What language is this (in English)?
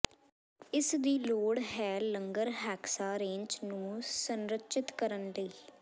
Punjabi